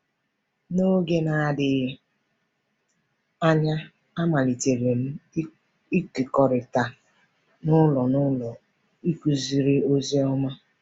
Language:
Igbo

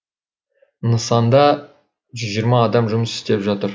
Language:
Kazakh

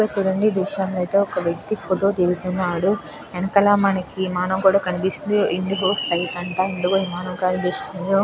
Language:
Telugu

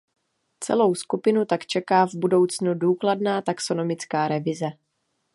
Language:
Czech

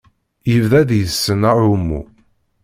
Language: Kabyle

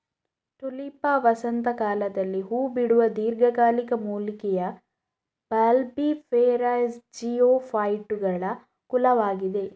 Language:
Kannada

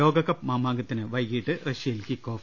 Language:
Malayalam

